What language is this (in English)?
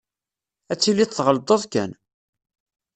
Kabyle